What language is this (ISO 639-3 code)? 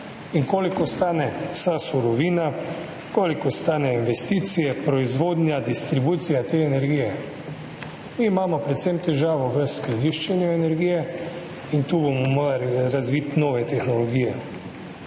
slv